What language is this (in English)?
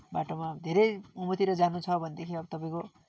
Nepali